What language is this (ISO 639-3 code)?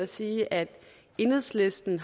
dan